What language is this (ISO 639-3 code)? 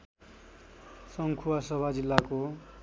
nep